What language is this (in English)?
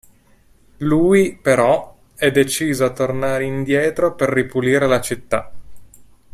Italian